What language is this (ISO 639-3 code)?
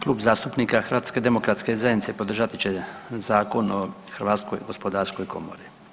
hrv